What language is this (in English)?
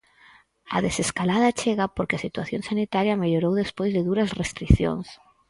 Galician